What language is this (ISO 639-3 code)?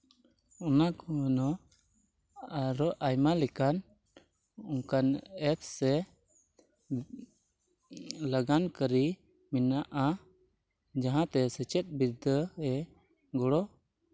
sat